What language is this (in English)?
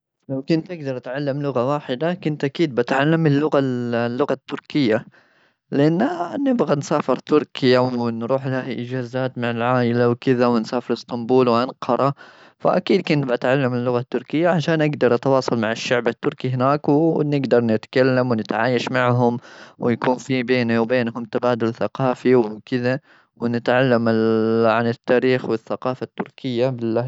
Gulf Arabic